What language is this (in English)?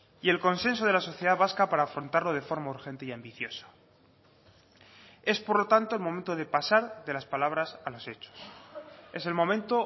Spanish